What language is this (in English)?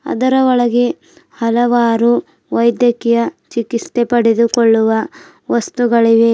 Kannada